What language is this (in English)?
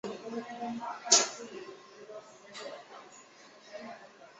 Chinese